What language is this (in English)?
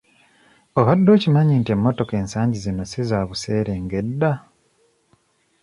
Ganda